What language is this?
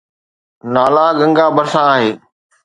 Sindhi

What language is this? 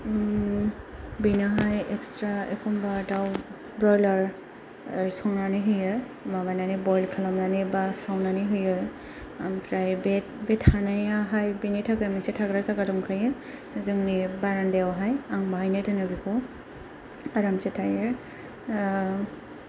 Bodo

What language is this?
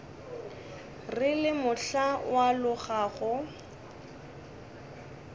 Northern Sotho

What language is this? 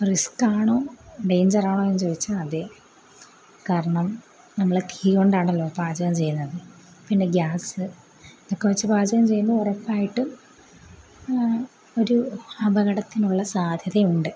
Malayalam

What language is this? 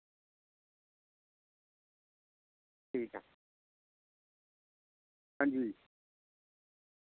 Dogri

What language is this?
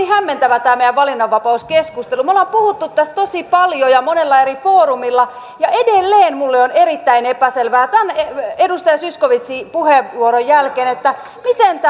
Finnish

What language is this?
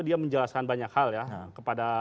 Indonesian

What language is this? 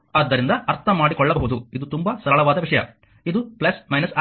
Kannada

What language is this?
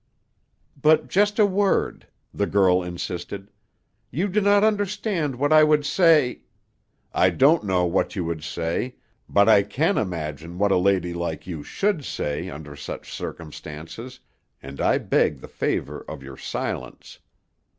English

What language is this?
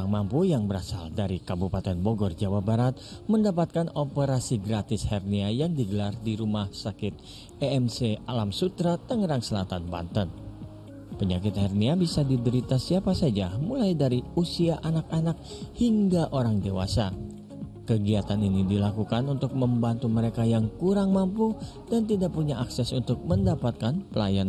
Indonesian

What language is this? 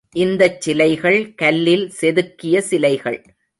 Tamil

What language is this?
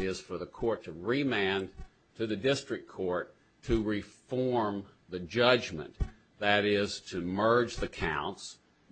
English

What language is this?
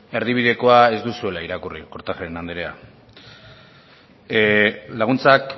Basque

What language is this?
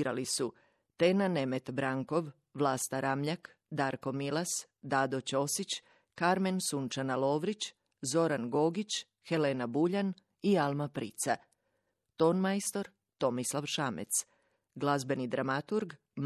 Croatian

